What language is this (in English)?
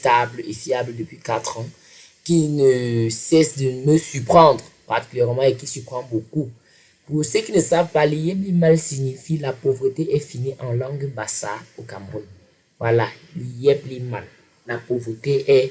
French